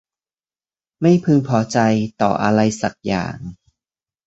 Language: Thai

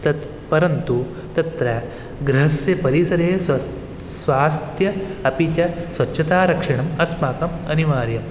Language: Sanskrit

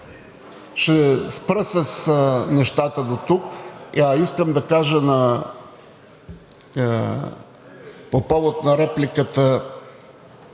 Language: Bulgarian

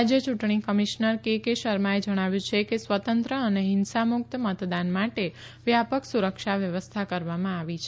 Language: Gujarati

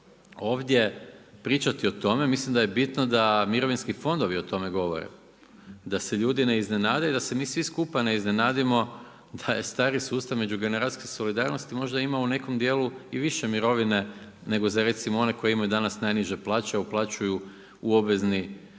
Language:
Croatian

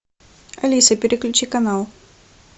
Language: Russian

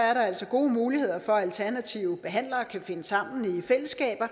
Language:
Danish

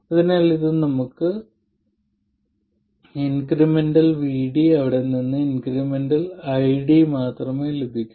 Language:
Malayalam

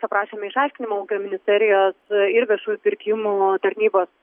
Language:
Lithuanian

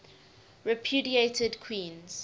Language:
English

